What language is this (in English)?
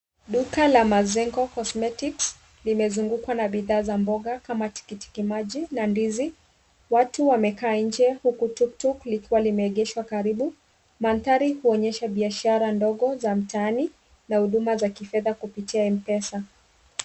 Swahili